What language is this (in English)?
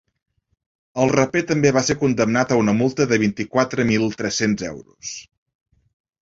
Catalan